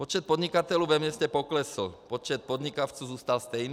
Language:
Czech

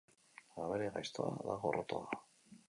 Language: Basque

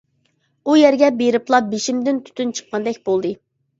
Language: Uyghur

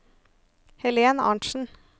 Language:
Norwegian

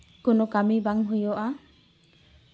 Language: Santali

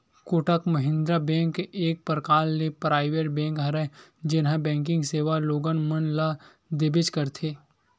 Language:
Chhattisgarhi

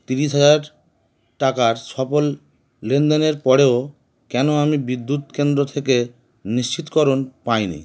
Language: Bangla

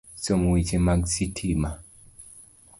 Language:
Luo (Kenya and Tanzania)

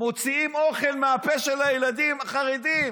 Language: Hebrew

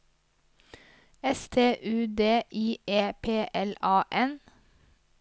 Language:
Norwegian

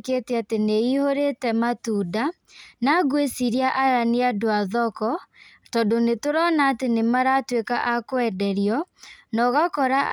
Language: Kikuyu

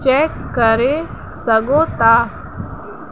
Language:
Sindhi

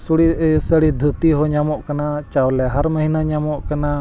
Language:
Santali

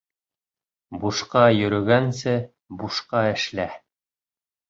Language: Bashkir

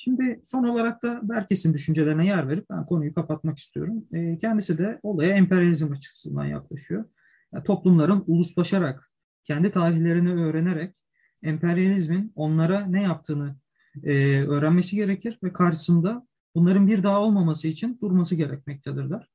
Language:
Turkish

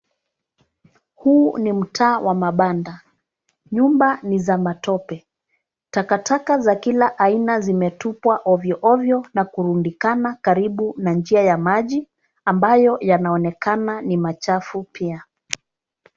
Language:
Swahili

